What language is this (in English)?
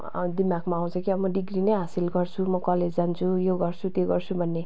Nepali